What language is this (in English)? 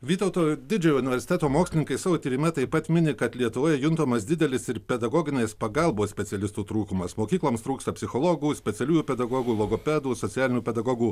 Lithuanian